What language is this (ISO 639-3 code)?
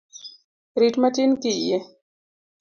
luo